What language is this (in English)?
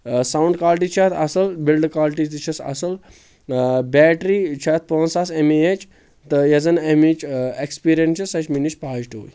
Kashmiri